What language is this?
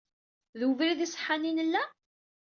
Kabyle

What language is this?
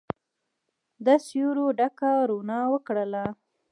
Pashto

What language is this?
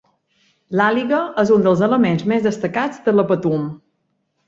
Catalan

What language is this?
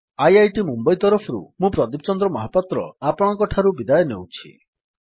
Odia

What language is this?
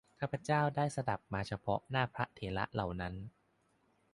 Thai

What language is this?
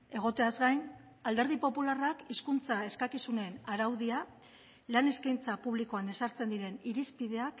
Basque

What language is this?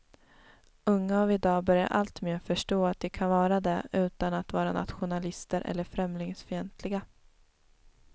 Swedish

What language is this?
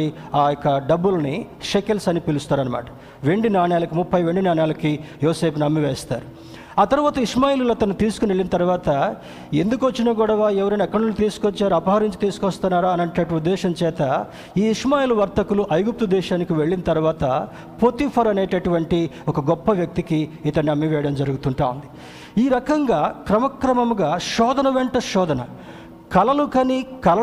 Telugu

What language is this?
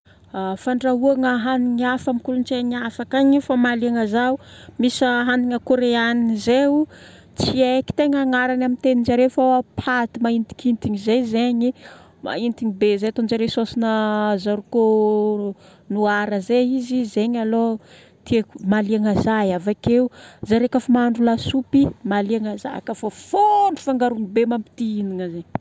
Northern Betsimisaraka Malagasy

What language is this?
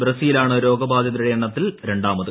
Malayalam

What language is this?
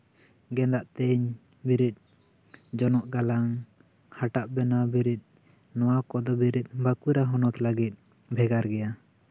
Santali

